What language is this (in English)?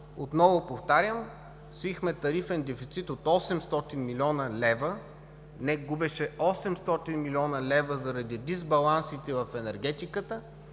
Bulgarian